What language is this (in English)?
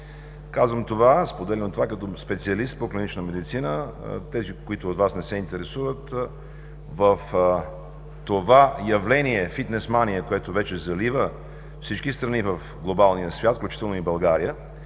Bulgarian